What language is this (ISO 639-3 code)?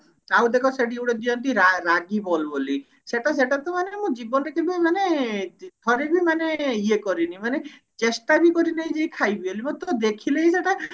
ori